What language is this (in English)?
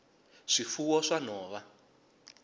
Tsonga